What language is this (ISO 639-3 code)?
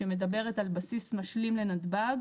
heb